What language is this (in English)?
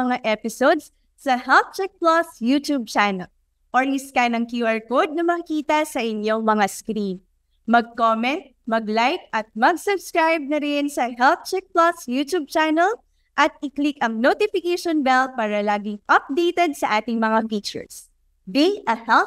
Filipino